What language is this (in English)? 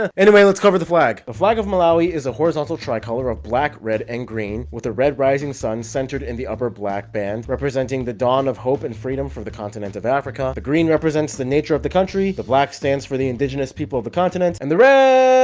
English